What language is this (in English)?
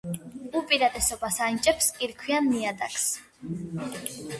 Georgian